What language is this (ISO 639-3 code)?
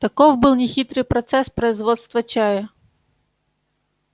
rus